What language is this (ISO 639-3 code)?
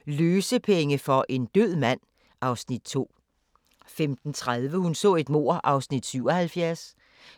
dan